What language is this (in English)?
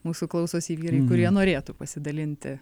Lithuanian